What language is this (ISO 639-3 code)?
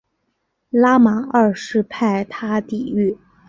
zho